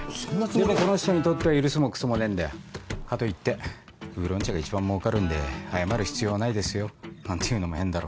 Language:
Japanese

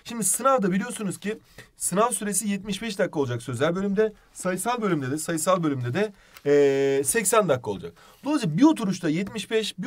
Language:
Turkish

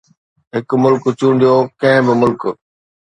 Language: Sindhi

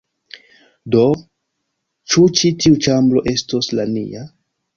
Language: Esperanto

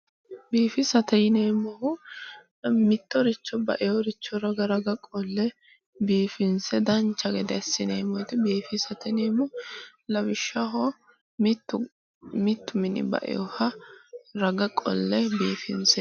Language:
Sidamo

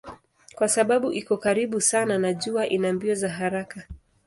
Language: Swahili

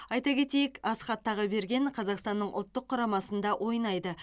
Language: Kazakh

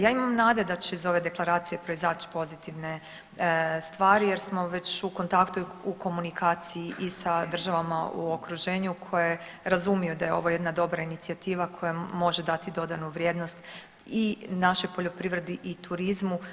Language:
Croatian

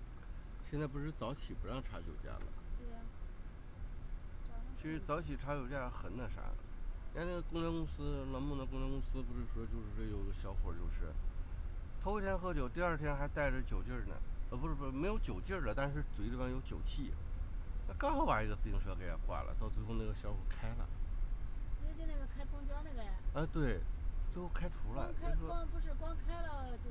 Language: Chinese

